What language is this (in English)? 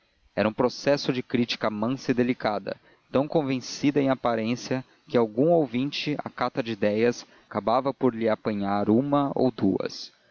Portuguese